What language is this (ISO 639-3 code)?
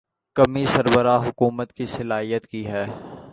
urd